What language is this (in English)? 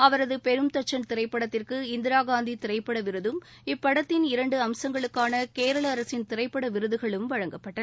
Tamil